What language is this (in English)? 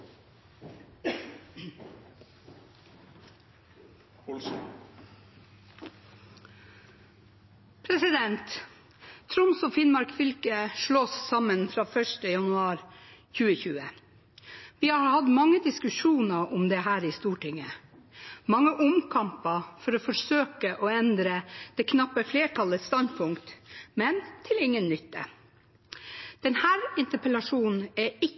Norwegian